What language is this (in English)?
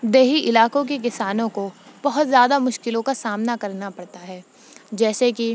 Urdu